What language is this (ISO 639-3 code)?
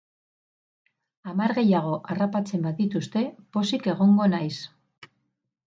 eus